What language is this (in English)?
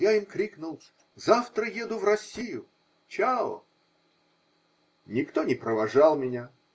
Russian